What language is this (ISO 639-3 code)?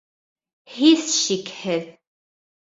bak